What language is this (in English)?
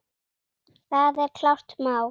Icelandic